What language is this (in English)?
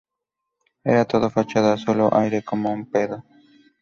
Spanish